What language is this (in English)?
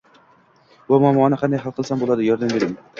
Uzbek